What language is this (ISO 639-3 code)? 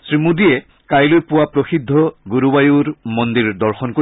asm